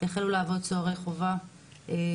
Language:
Hebrew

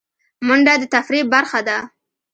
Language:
Pashto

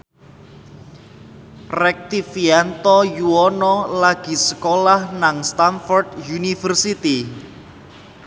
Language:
Javanese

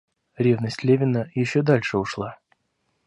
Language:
Russian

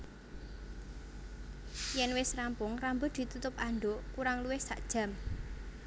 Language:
Javanese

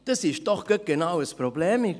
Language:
Swiss German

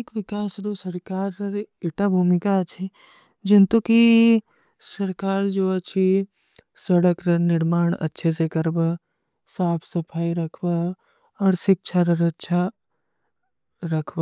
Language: Kui (India)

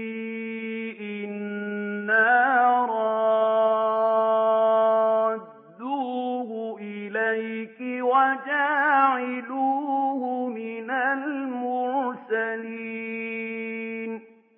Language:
Arabic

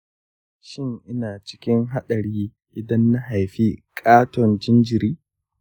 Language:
Hausa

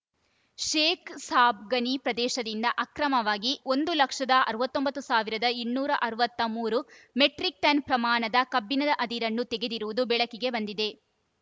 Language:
Kannada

